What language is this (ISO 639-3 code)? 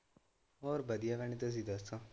pan